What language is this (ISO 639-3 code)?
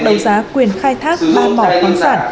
vie